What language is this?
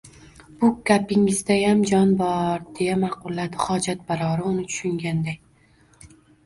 Uzbek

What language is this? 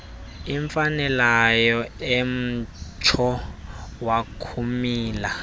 Xhosa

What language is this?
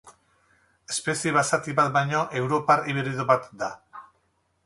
Basque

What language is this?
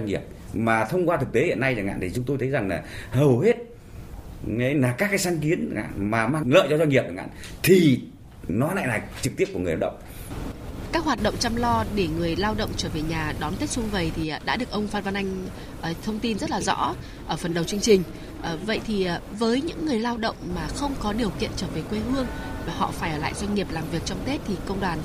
Vietnamese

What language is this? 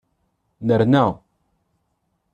Kabyle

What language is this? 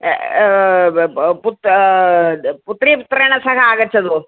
Sanskrit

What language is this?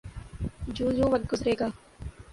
Urdu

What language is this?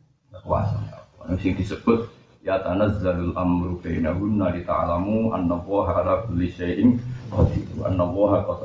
Malay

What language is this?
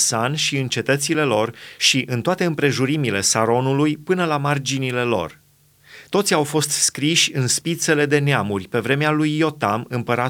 Romanian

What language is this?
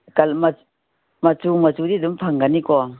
Manipuri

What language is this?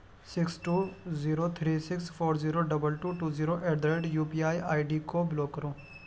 Urdu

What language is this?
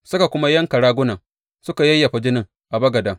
Hausa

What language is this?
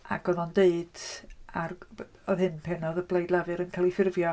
Welsh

